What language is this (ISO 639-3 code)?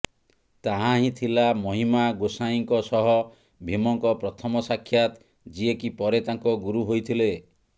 ori